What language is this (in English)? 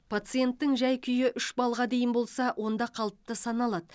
Kazakh